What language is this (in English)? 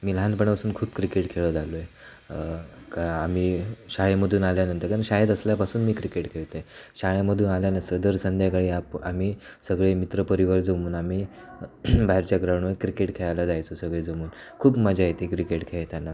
Marathi